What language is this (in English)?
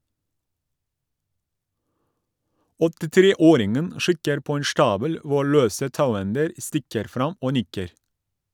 Norwegian